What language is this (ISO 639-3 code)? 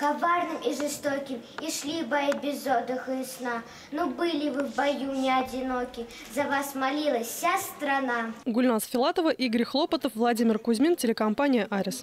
rus